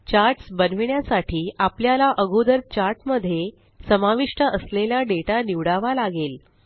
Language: Marathi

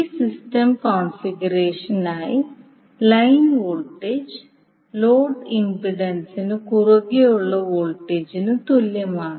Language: Malayalam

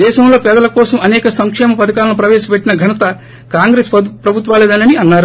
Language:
Telugu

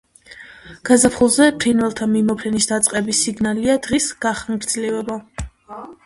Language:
Georgian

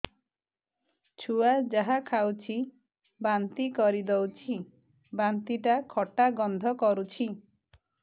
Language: Odia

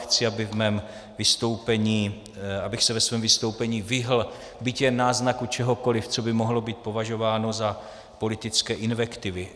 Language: Czech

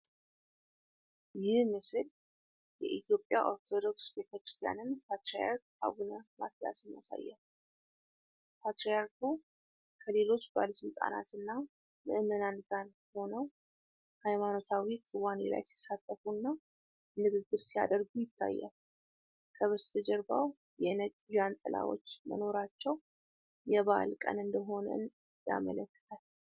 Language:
Amharic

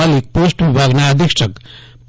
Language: Gujarati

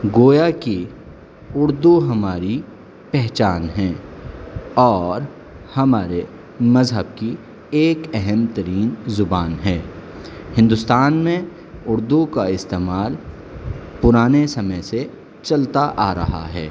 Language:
Urdu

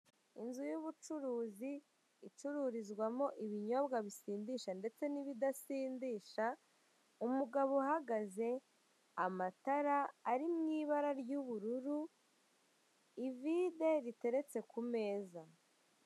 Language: Kinyarwanda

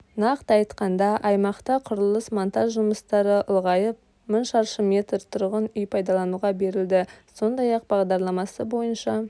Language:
Kazakh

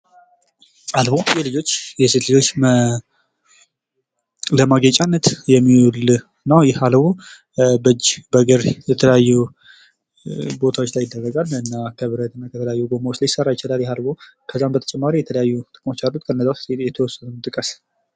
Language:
Amharic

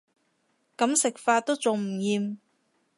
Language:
Cantonese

